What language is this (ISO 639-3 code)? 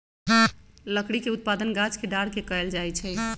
mag